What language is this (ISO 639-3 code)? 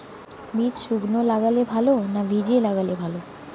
ben